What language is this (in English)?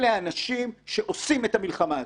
Hebrew